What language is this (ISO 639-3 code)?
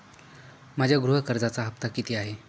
mar